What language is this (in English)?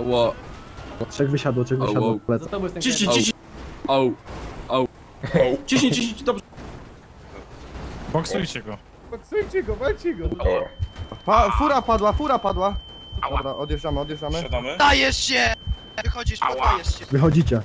Polish